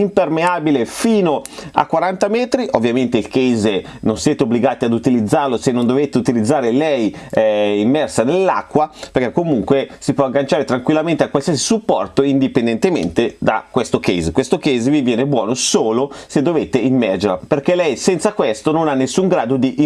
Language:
Italian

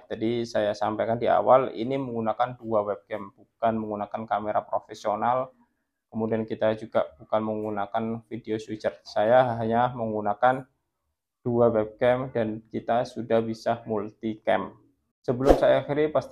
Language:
Indonesian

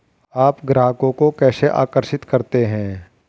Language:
Hindi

